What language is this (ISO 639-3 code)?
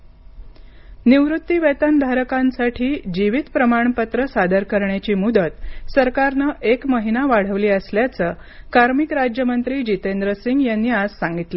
mar